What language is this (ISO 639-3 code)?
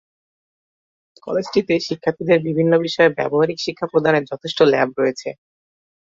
ben